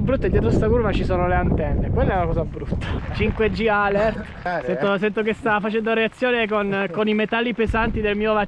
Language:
Italian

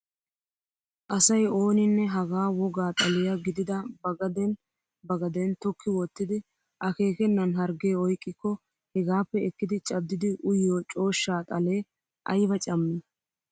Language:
Wolaytta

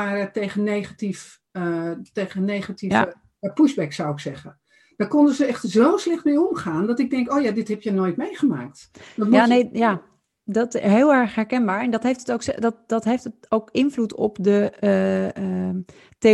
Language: Dutch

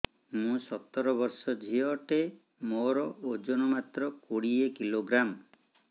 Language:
Odia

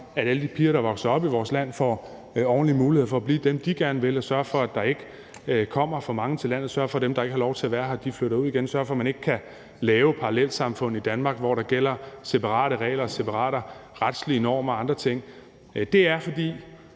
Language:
Danish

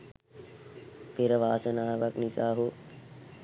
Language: Sinhala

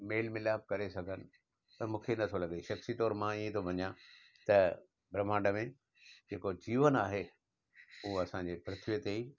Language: Sindhi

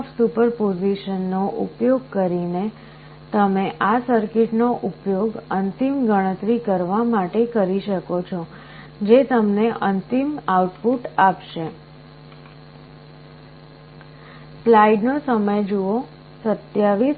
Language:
Gujarati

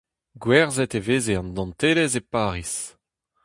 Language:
Breton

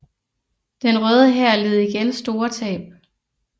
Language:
Danish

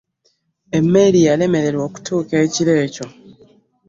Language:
Ganda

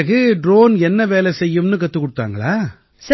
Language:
Tamil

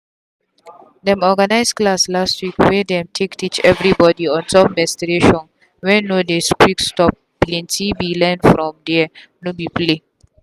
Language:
Nigerian Pidgin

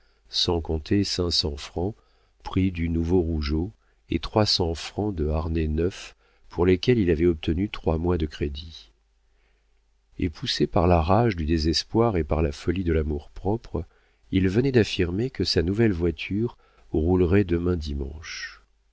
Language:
French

